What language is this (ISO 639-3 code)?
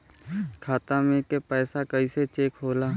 bho